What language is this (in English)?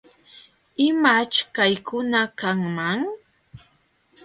Jauja Wanca Quechua